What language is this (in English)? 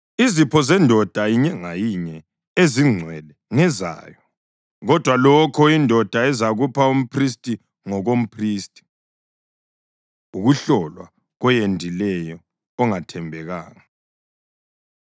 North Ndebele